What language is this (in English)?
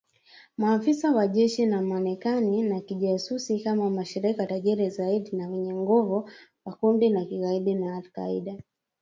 Swahili